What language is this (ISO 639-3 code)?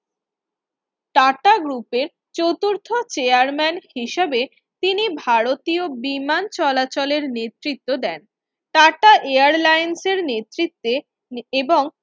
ben